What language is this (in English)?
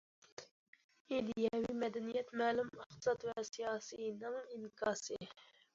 Uyghur